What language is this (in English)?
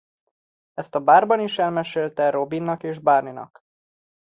Hungarian